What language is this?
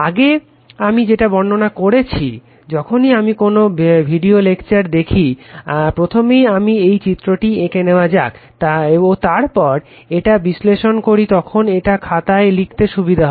Bangla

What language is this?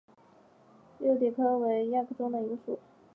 Chinese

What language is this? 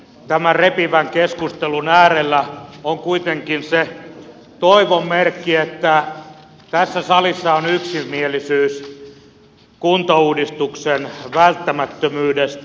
Finnish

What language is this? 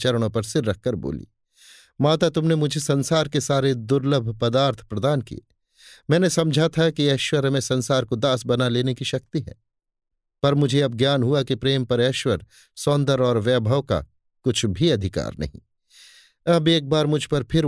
Hindi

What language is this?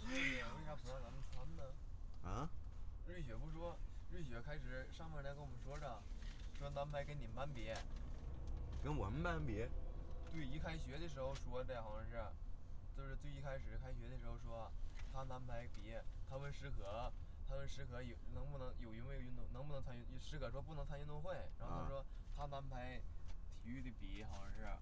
Chinese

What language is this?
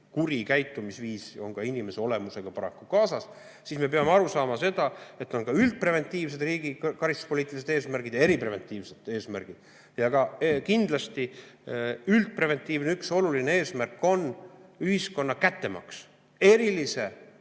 Estonian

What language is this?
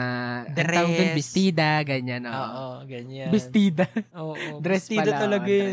Filipino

